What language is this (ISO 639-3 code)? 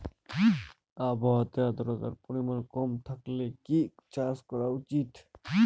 ben